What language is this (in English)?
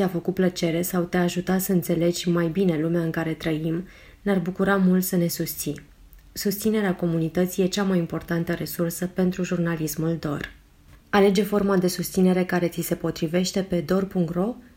Romanian